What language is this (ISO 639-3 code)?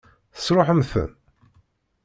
kab